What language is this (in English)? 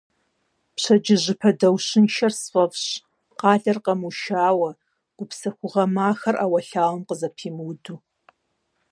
Kabardian